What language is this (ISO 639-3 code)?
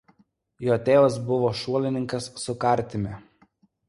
lit